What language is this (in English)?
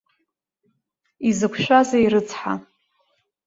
Abkhazian